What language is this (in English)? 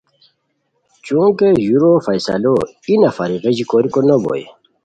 Khowar